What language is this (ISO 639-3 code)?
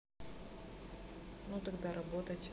rus